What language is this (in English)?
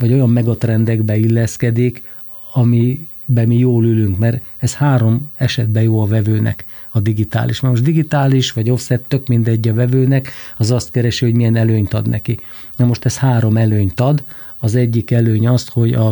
Hungarian